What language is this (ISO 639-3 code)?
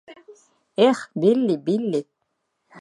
bak